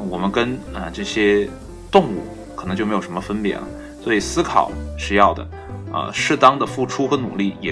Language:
Chinese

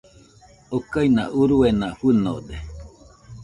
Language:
Nüpode Huitoto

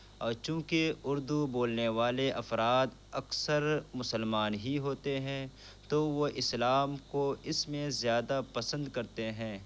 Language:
Urdu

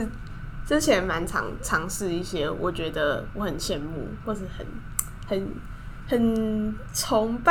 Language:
Chinese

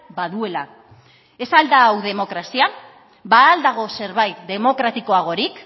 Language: Basque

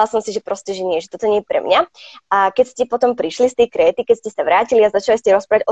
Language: Slovak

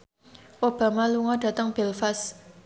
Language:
Javanese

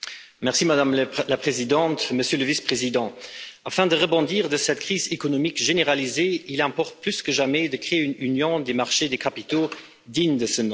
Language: French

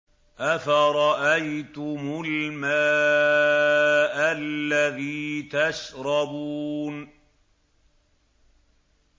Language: Arabic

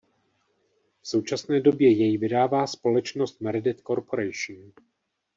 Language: Czech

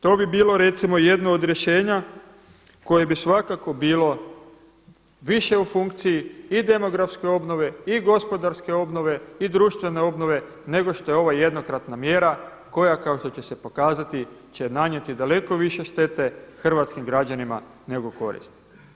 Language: Croatian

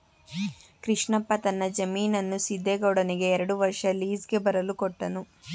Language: Kannada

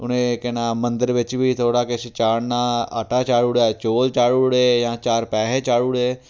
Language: Dogri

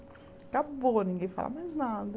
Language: Portuguese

